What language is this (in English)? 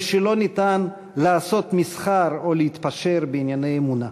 Hebrew